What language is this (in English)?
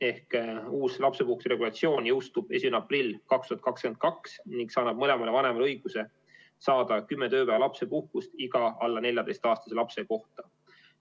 Estonian